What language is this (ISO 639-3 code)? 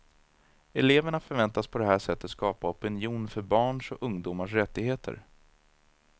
swe